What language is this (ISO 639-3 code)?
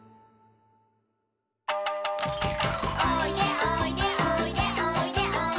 jpn